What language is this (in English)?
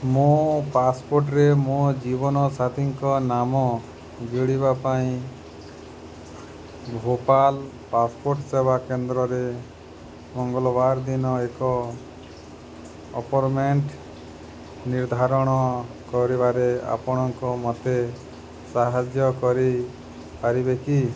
Odia